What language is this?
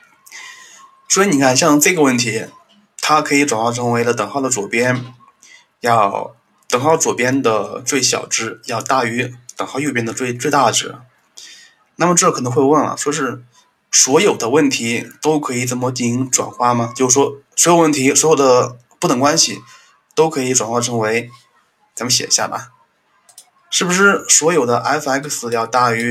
Chinese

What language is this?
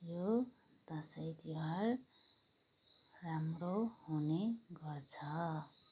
Nepali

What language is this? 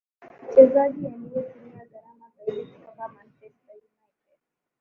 Swahili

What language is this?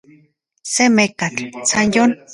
Central Puebla Nahuatl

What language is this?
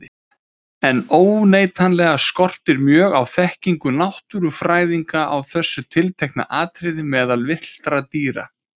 Icelandic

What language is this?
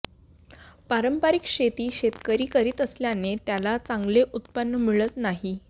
Marathi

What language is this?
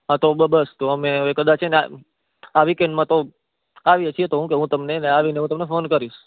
Gujarati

